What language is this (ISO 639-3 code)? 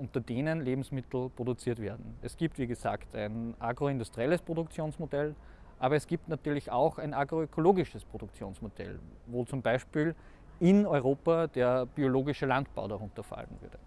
deu